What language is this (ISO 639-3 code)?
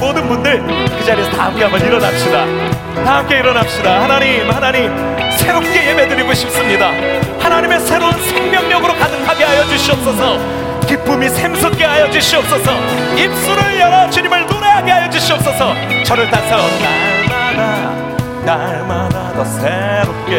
kor